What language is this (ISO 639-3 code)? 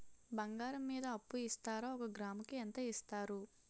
tel